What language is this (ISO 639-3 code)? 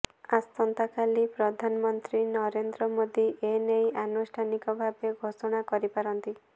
ori